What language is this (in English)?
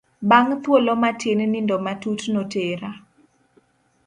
Luo (Kenya and Tanzania)